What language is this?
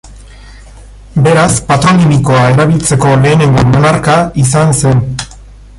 Basque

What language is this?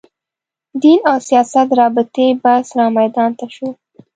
Pashto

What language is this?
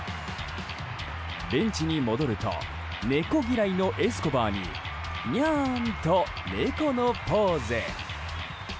Japanese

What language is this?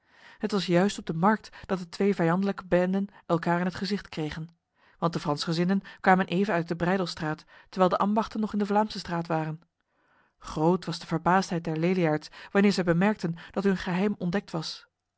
Dutch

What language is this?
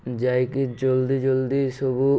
Odia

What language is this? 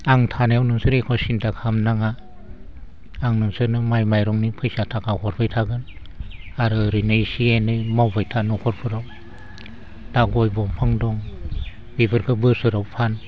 Bodo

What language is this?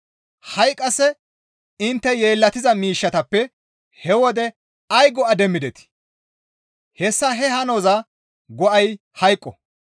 Gamo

